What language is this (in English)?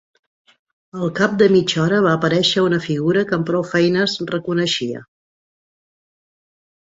Catalan